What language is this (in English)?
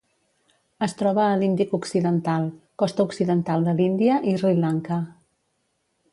Catalan